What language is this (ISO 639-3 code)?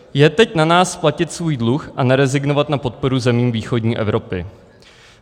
ces